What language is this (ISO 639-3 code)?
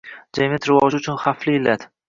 uzb